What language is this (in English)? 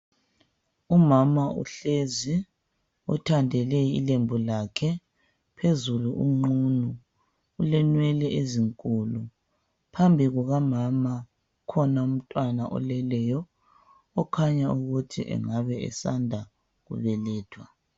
North Ndebele